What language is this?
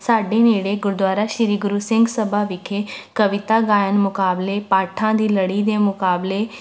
Punjabi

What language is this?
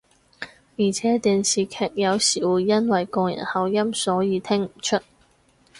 Cantonese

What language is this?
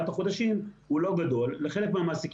Hebrew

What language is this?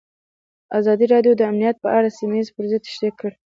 Pashto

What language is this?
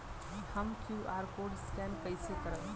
Bhojpuri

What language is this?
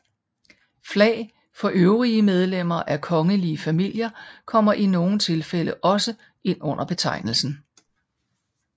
Danish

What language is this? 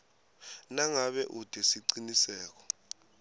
Swati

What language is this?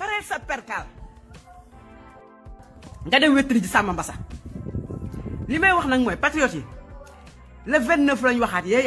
French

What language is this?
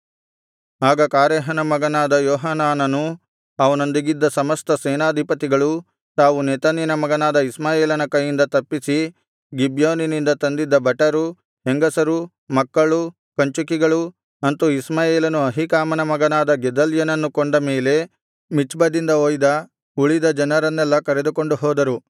Kannada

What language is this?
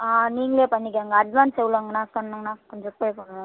Tamil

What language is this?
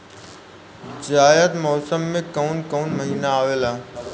Bhojpuri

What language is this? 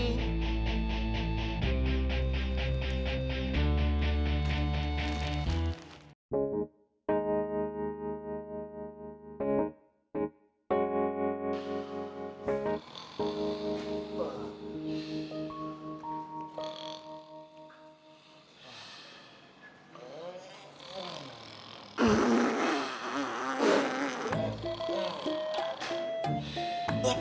Indonesian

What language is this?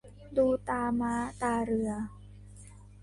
Thai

